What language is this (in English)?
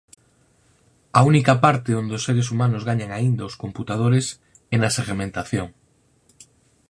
Galician